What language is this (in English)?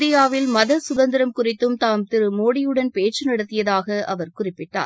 Tamil